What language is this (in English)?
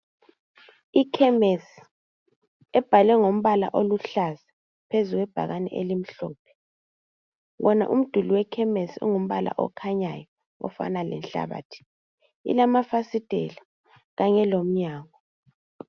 North Ndebele